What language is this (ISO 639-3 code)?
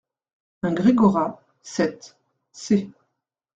fra